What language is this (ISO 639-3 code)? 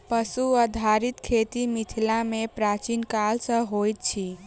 mai